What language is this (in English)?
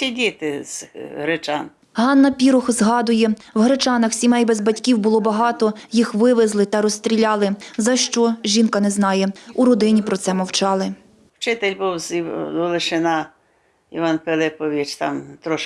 Ukrainian